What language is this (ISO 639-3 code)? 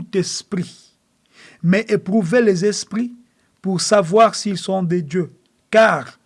fra